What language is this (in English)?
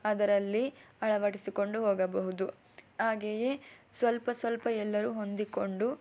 Kannada